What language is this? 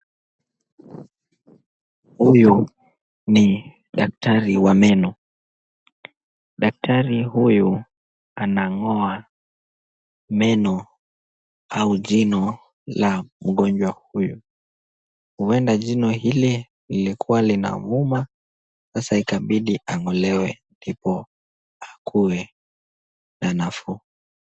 Swahili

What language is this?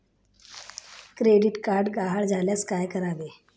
Marathi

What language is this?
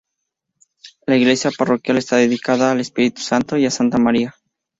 Spanish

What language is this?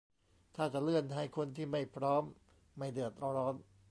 Thai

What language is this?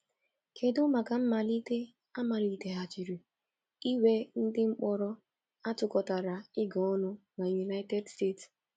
Igbo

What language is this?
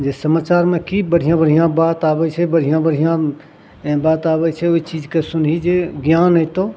Maithili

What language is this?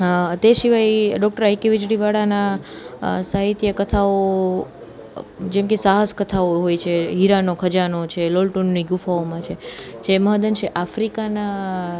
Gujarati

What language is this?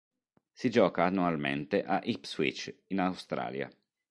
Italian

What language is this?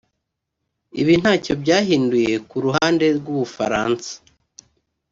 Kinyarwanda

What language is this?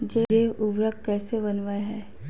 Magahi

